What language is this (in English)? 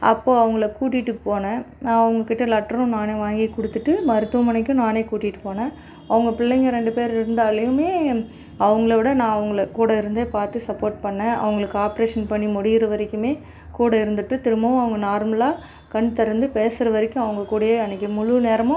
Tamil